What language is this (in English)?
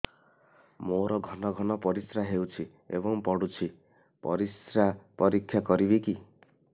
Odia